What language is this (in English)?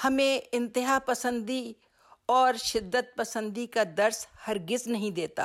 Urdu